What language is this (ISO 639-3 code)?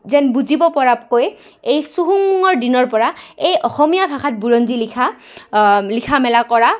asm